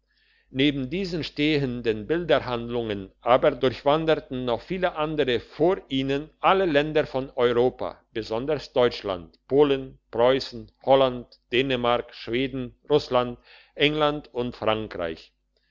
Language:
German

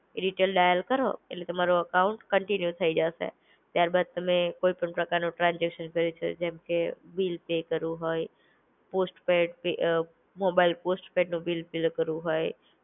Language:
Gujarati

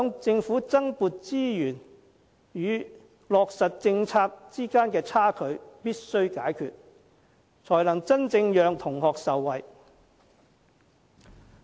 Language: Cantonese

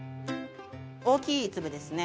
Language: Japanese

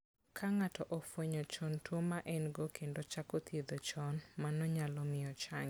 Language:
Luo (Kenya and Tanzania)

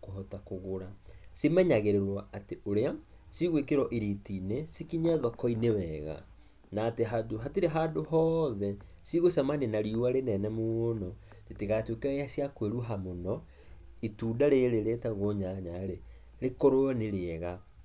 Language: Kikuyu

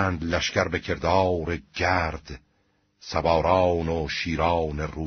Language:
Persian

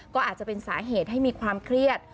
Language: Thai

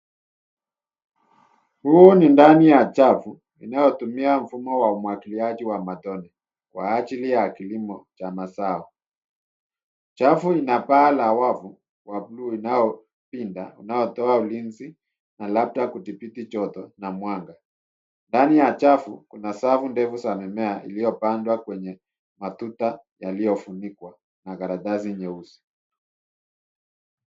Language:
Swahili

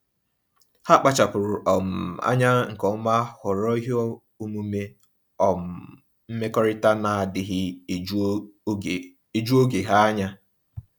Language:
Igbo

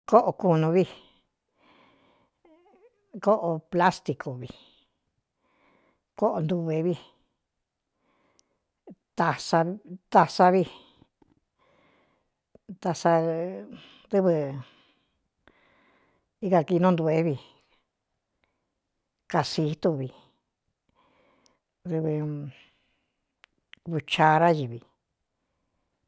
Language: Cuyamecalco Mixtec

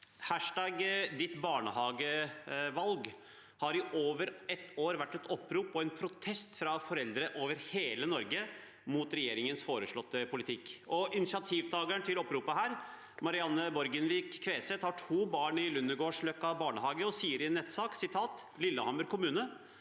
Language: Norwegian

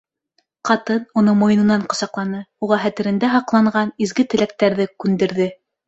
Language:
Bashkir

